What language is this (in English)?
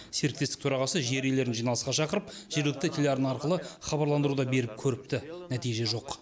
Kazakh